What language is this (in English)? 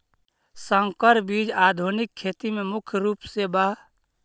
Magahi